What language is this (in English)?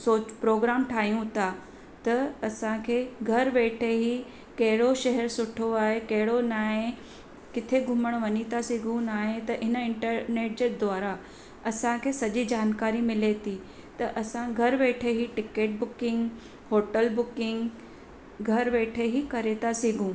Sindhi